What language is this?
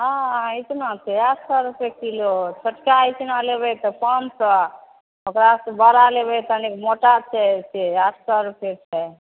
Maithili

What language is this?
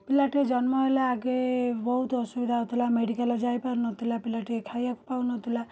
Odia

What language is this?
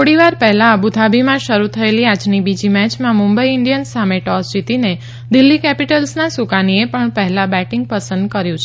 Gujarati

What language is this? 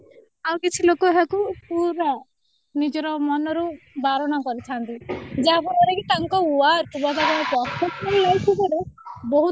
Odia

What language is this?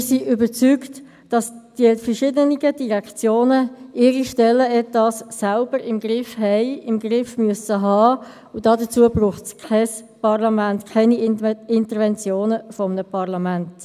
Swiss German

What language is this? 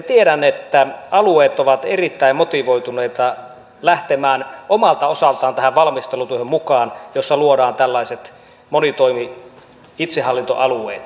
Finnish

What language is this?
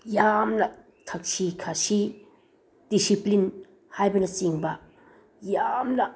Manipuri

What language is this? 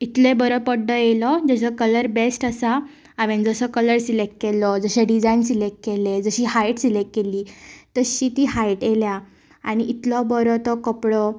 Konkani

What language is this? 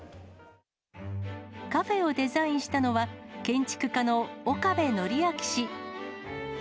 Japanese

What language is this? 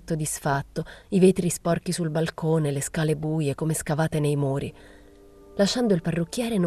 Italian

